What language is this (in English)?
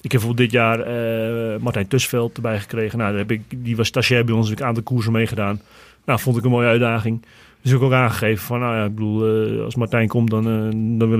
Dutch